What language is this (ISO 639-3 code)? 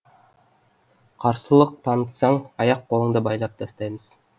kaz